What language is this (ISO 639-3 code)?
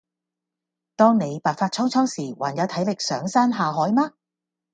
yue